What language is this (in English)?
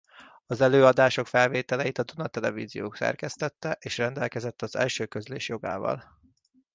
Hungarian